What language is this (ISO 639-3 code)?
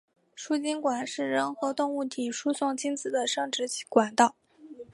zho